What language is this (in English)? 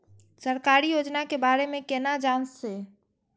Maithili